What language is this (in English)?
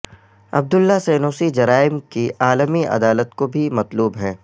Urdu